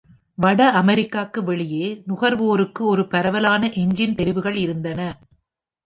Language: Tamil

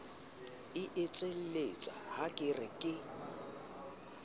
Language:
Southern Sotho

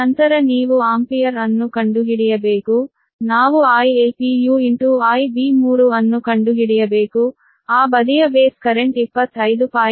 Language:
Kannada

